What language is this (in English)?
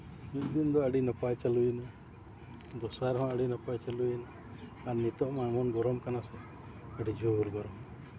Santali